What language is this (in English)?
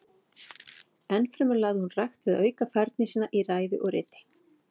Icelandic